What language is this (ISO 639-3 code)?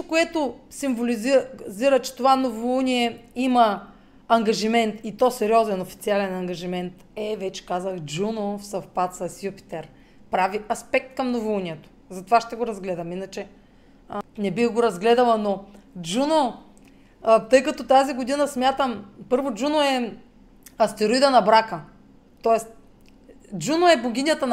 bul